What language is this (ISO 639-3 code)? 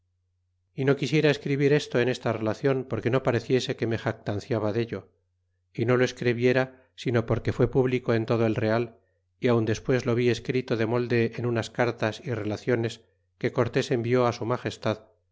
spa